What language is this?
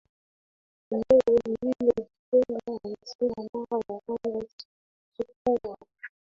Swahili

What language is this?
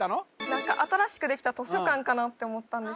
Japanese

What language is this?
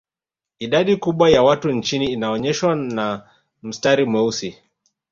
Swahili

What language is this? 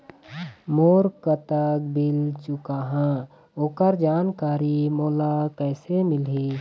Chhattisgarhi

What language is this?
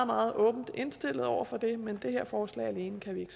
Danish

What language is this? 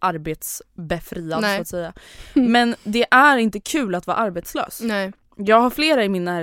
Swedish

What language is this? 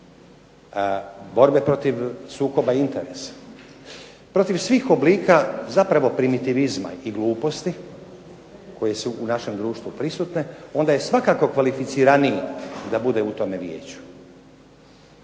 Croatian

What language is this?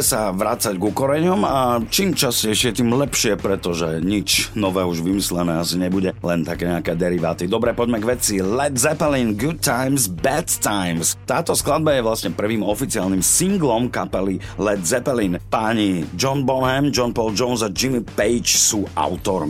Slovak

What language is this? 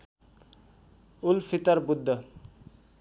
Nepali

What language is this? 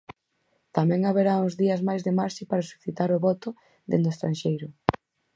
Galician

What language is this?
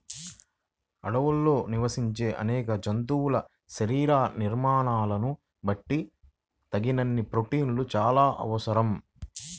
Telugu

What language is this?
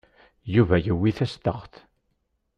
Kabyle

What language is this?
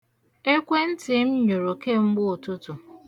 Igbo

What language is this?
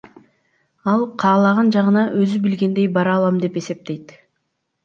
Kyrgyz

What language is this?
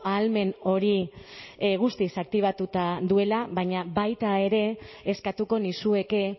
Basque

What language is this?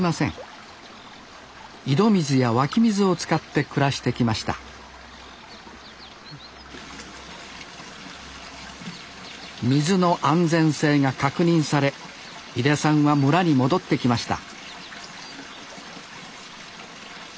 Japanese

